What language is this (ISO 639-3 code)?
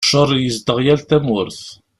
kab